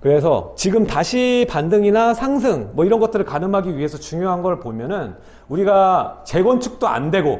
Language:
Korean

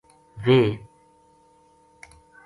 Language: Gujari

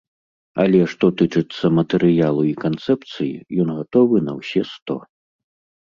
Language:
Belarusian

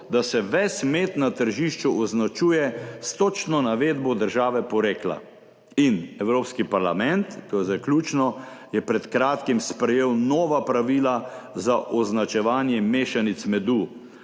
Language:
Slovenian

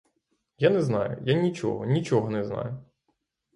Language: Ukrainian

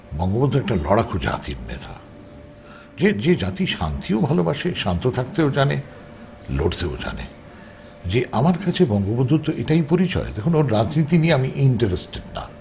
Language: Bangla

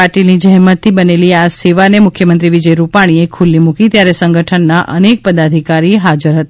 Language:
Gujarati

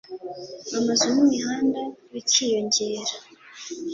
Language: Kinyarwanda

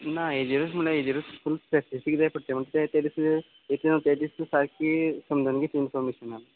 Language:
Konkani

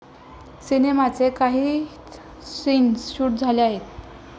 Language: Marathi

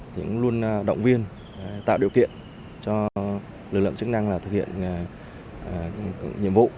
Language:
Vietnamese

